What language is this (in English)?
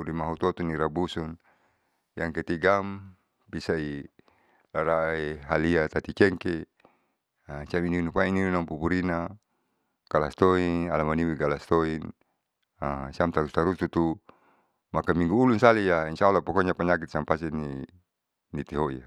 Saleman